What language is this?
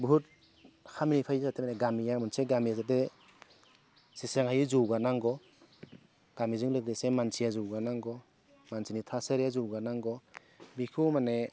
Bodo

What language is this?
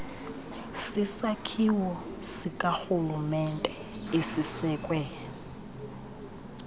Xhosa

